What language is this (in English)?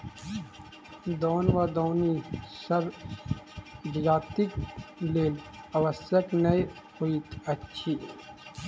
Maithili